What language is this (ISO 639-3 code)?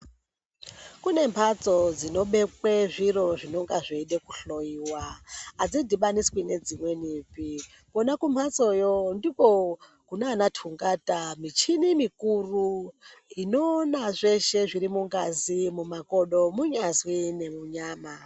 ndc